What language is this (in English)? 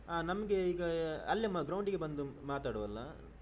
Kannada